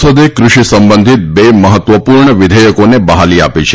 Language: Gujarati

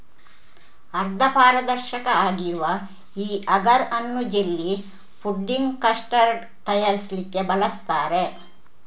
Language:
Kannada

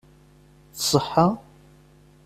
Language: Kabyle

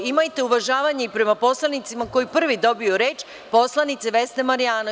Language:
Serbian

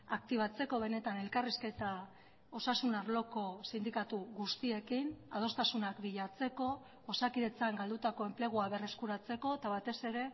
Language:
Basque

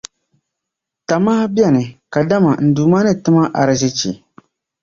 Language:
Dagbani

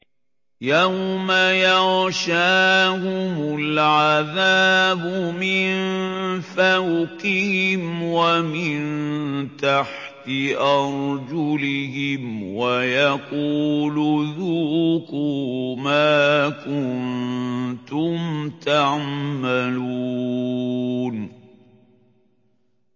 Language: Arabic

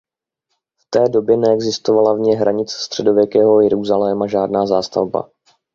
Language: Czech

